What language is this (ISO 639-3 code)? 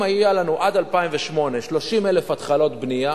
heb